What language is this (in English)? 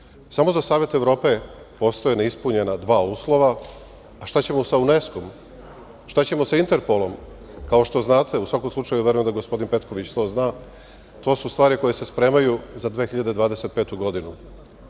Serbian